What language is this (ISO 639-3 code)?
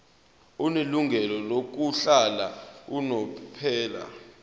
zul